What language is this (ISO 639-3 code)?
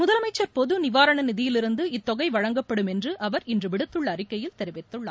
tam